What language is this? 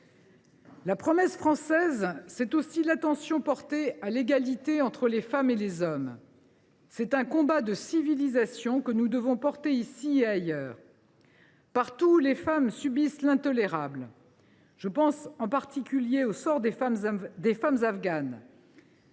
French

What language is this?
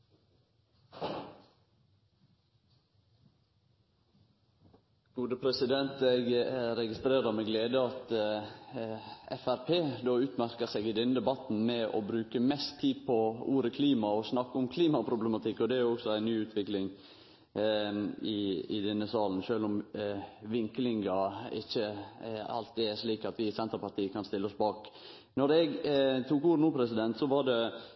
Norwegian Nynorsk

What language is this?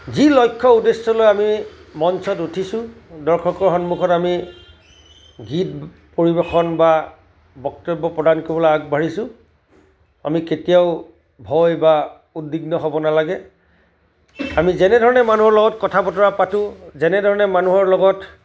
Assamese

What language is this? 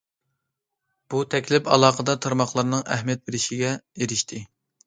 Uyghur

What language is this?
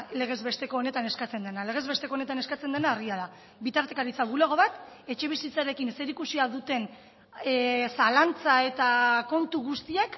Basque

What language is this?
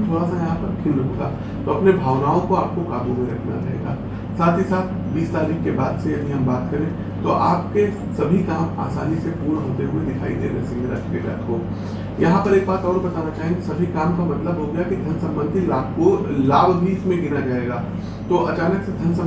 Hindi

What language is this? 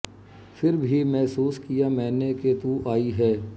Punjabi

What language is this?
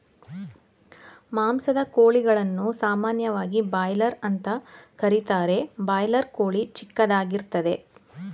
Kannada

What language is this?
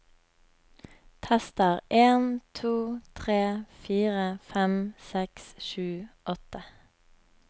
Norwegian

